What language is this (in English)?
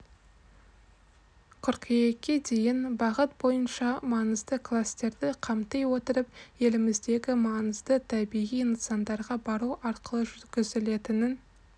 Kazakh